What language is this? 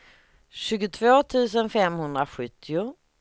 Swedish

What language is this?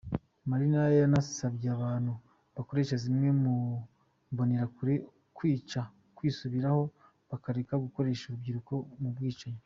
Kinyarwanda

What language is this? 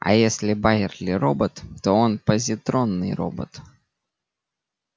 Russian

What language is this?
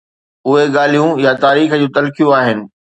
Sindhi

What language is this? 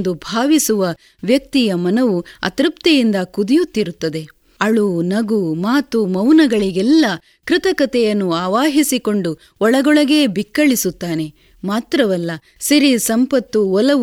Kannada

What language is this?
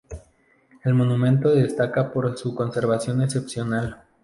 Spanish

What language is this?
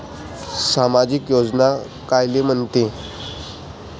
Marathi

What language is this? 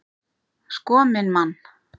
Icelandic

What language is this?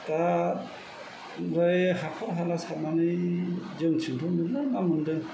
Bodo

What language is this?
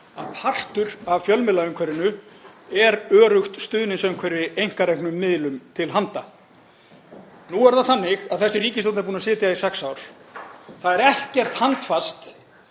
Icelandic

